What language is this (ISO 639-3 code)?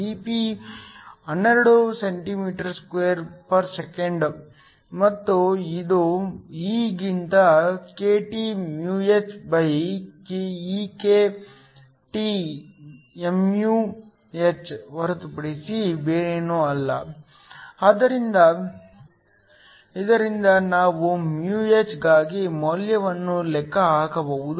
kan